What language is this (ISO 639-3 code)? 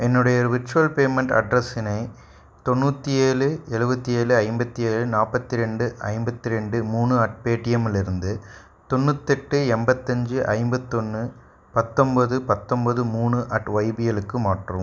tam